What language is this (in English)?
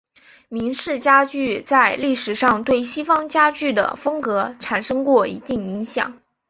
Chinese